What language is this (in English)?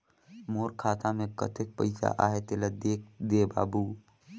Chhattisgarhi